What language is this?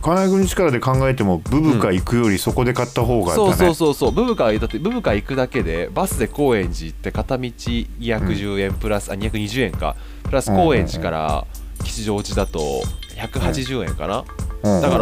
Japanese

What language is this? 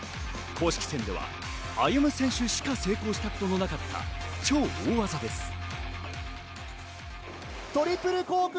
Japanese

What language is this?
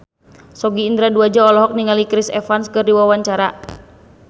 Sundanese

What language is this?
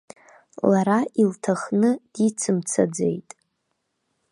Abkhazian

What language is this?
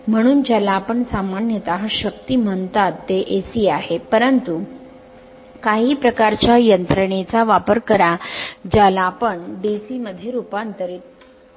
Marathi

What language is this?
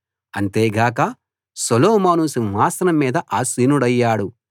Telugu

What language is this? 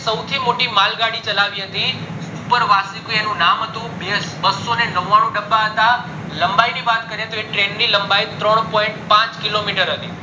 Gujarati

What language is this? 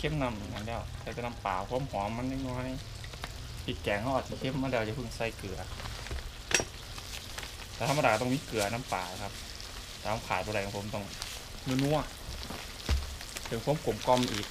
Thai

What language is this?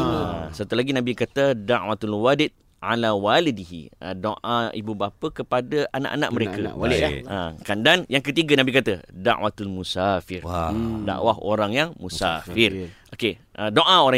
Malay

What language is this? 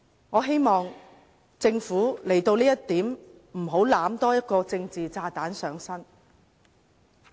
Cantonese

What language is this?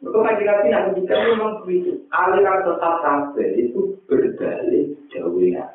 Indonesian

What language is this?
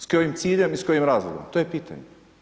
Croatian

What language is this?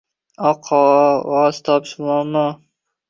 Uzbek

